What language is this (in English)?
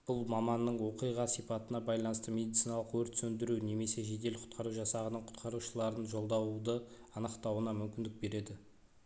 Kazakh